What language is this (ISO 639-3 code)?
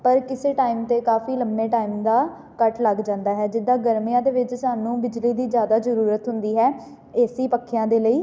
pan